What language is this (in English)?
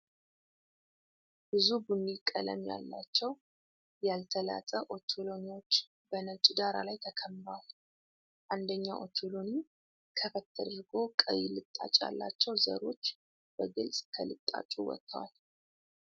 Amharic